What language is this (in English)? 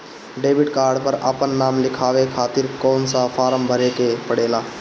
Bhojpuri